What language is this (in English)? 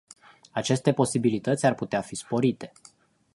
Romanian